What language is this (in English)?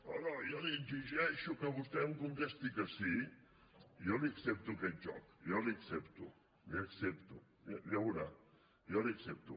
Catalan